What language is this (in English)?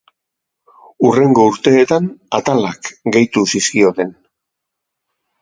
Basque